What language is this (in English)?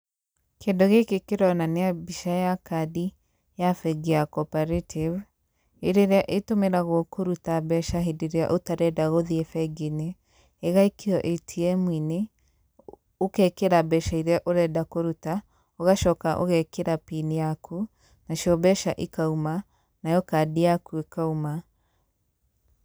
Kikuyu